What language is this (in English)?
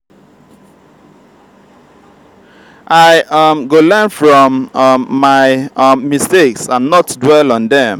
Nigerian Pidgin